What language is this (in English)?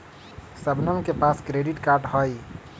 Magahi